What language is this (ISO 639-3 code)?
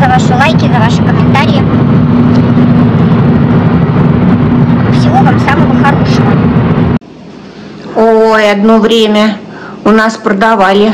rus